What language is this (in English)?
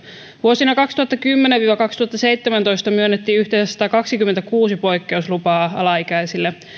Finnish